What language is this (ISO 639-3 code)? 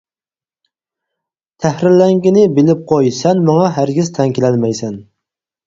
uig